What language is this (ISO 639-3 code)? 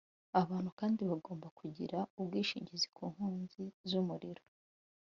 kin